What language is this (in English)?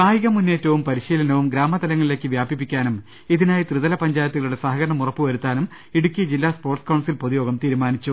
Malayalam